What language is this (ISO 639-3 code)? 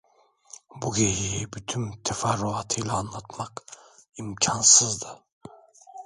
tur